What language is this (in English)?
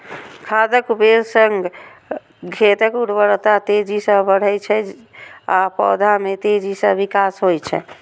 Maithili